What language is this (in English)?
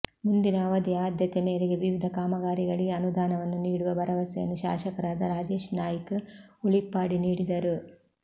Kannada